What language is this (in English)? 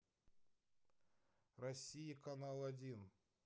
Russian